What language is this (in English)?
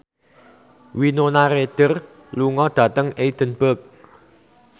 Javanese